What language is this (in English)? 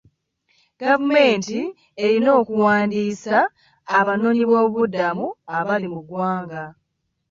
Ganda